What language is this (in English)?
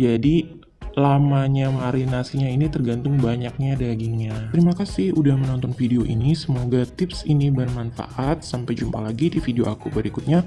Indonesian